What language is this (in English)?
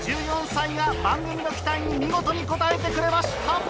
Japanese